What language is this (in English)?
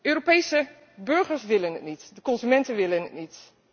Dutch